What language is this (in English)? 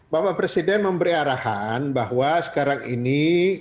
Indonesian